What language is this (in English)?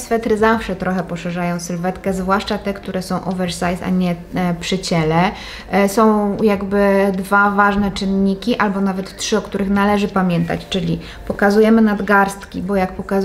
Polish